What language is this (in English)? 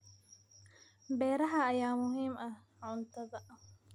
Somali